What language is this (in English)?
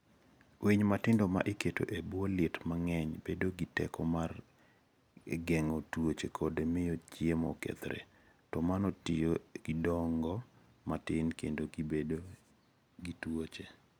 Luo (Kenya and Tanzania)